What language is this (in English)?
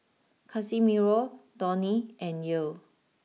English